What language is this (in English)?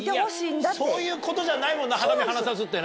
Japanese